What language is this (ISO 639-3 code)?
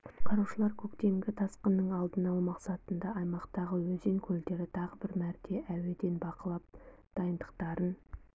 kaz